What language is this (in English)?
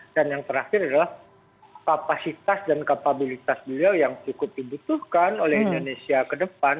Indonesian